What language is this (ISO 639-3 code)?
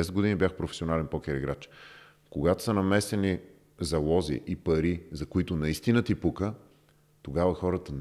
bul